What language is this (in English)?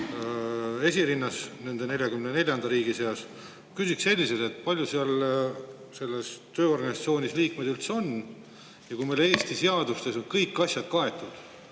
Estonian